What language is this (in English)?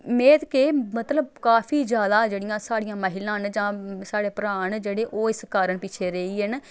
Dogri